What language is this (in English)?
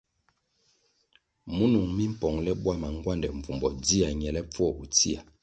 Kwasio